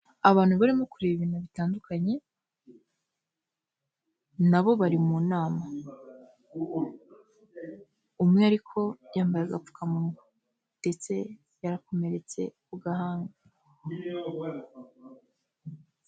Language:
Kinyarwanda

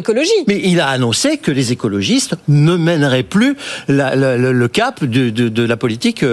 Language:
French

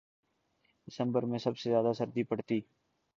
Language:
Urdu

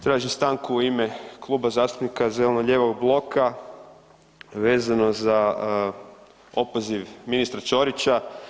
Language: Croatian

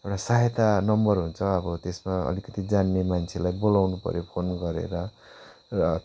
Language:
Nepali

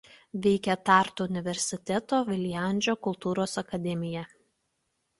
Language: Lithuanian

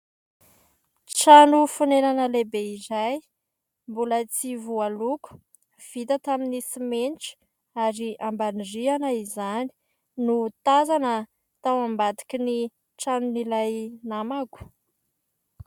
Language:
Malagasy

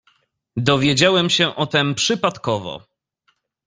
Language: Polish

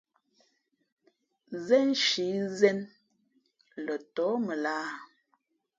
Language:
Fe'fe'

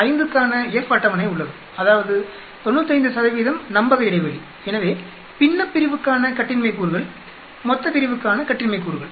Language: Tamil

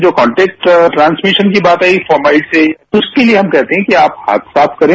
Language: Hindi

